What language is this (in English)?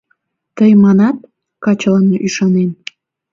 Mari